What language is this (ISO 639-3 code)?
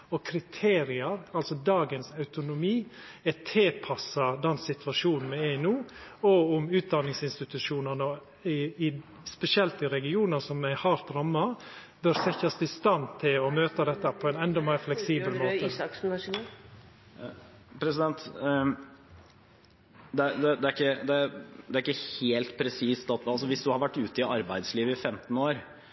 nor